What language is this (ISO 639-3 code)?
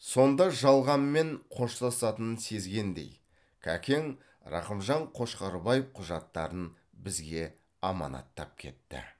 kaz